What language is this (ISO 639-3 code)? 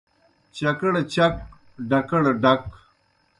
plk